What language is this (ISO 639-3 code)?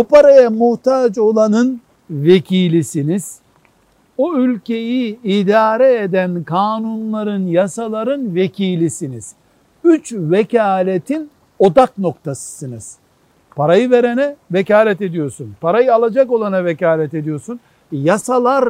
tur